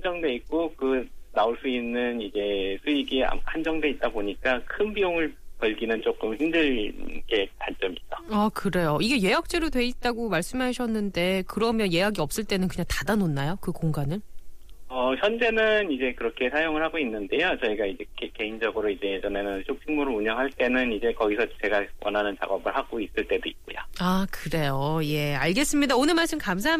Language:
Korean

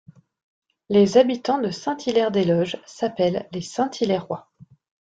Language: French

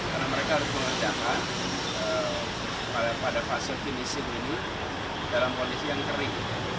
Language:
Indonesian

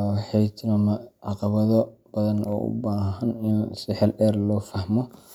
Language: Somali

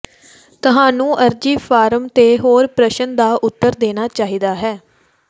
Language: Punjabi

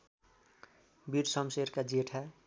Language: Nepali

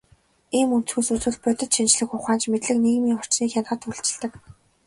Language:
Mongolian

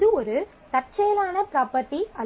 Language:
Tamil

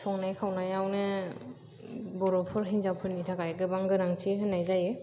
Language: Bodo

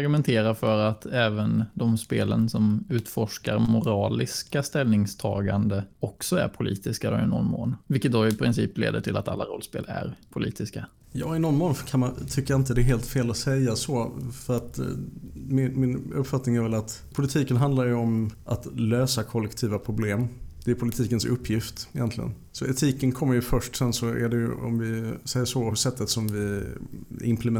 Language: Swedish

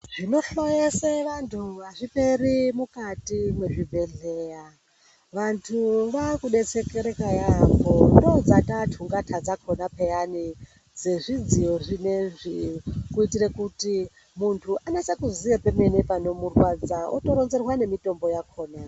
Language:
Ndau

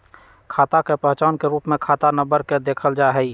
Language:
Magahi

